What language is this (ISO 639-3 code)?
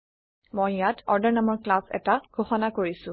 asm